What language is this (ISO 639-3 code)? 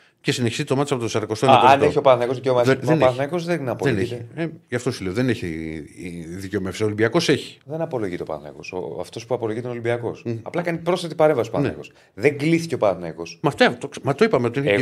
ell